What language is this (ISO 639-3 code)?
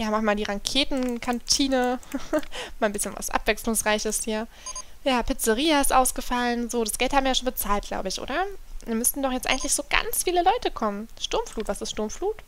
deu